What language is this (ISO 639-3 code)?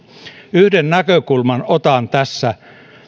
fin